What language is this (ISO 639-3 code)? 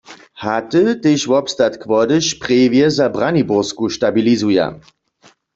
hsb